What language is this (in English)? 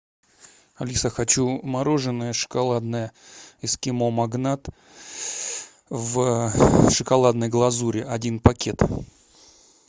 Russian